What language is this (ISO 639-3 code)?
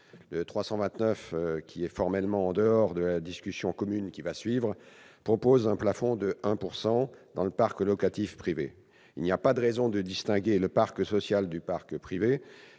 fra